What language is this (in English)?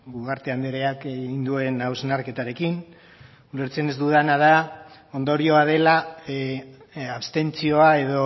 Basque